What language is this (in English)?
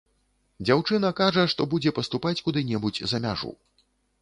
Belarusian